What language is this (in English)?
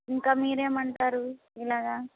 Telugu